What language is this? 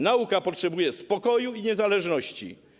Polish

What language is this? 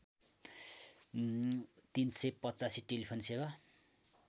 Nepali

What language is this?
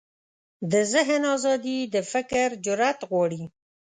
Pashto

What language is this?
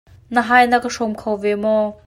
Hakha Chin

